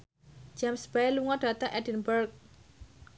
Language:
Javanese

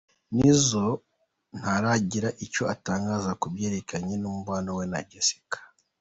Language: Kinyarwanda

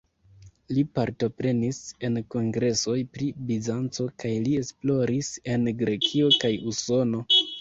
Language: Esperanto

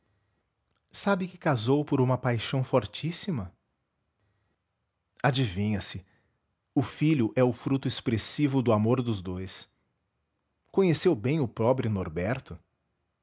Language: Portuguese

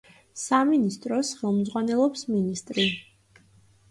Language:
Georgian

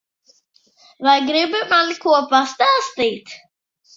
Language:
Latvian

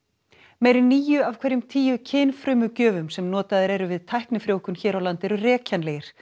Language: Icelandic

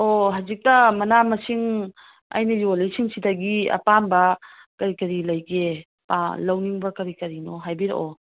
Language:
Manipuri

